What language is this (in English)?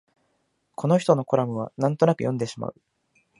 Japanese